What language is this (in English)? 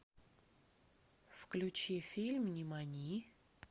Russian